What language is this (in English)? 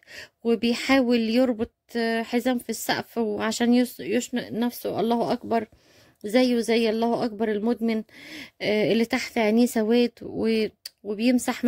Arabic